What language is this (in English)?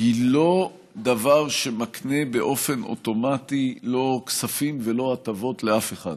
Hebrew